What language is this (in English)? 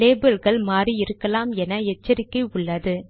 Tamil